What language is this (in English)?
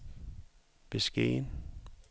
Danish